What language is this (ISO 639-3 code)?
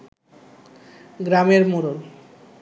ben